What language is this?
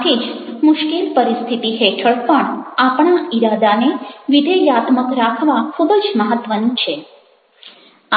Gujarati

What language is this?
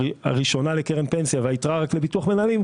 Hebrew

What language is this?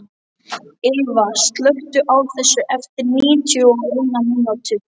Icelandic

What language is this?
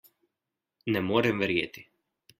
Slovenian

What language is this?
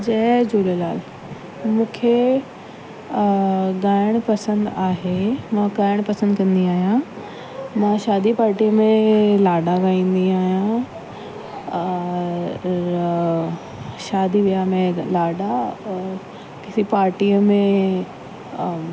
Sindhi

